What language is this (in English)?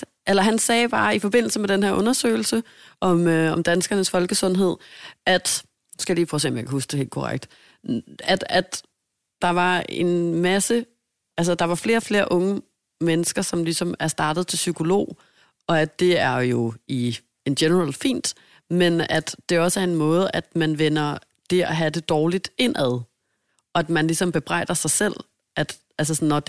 Danish